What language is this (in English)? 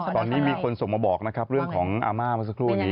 Thai